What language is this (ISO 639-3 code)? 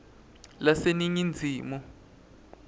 ssw